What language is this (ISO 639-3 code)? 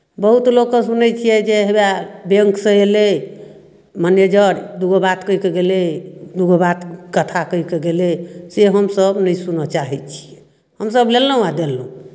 mai